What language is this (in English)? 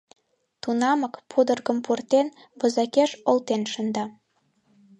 Mari